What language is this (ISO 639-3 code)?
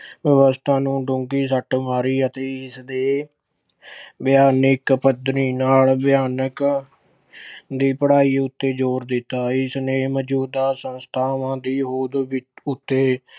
pan